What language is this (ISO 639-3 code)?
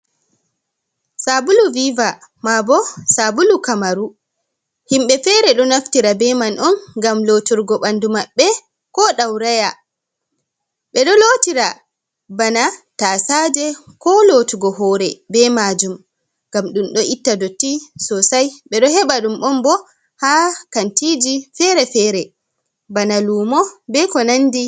ful